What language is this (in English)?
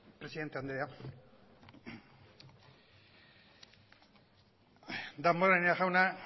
Basque